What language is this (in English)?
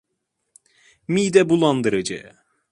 Turkish